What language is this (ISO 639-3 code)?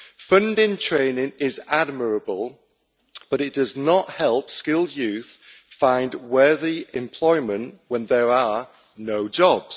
eng